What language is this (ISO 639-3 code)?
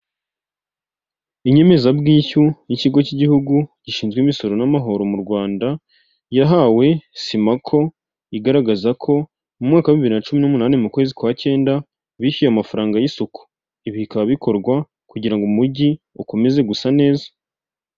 kin